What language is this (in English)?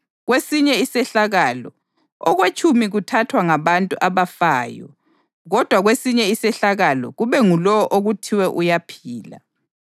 North Ndebele